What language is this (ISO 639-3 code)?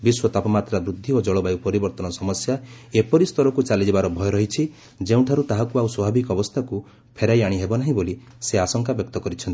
ori